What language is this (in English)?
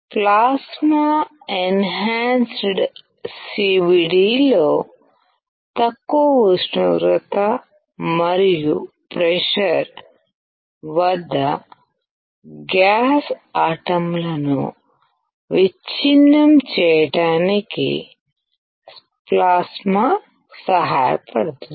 Telugu